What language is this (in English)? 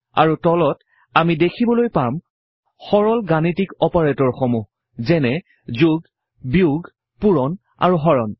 Assamese